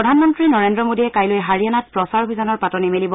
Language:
Assamese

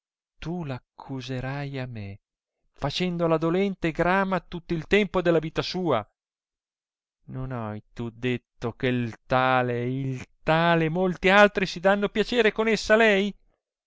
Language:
Italian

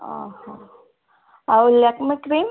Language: Odia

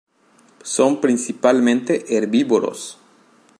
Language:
Spanish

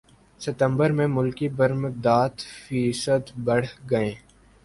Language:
Urdu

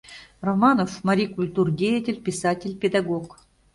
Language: Mari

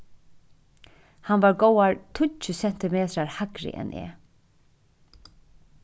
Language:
Faroese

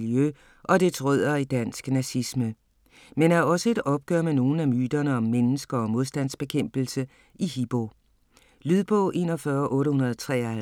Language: Danish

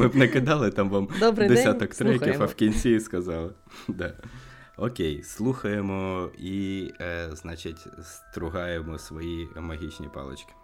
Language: Ukrainian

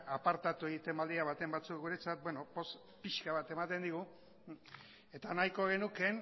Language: Basque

